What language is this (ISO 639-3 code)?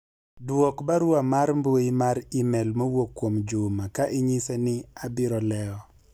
luo